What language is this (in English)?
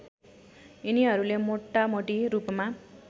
Nepali